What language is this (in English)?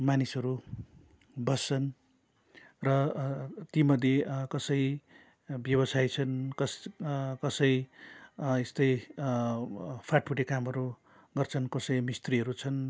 Nepali